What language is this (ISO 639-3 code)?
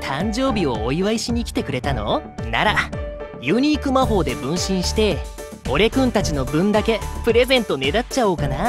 jpn